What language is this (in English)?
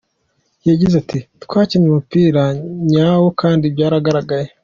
Kinyarwanda